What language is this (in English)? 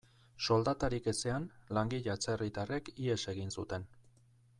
Basque